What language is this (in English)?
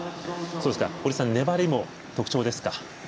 Japanese